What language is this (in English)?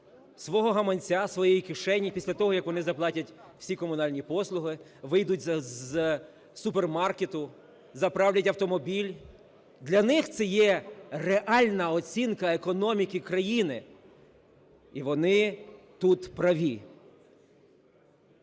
Ukrainian